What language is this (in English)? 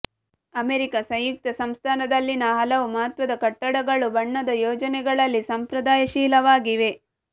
Kannada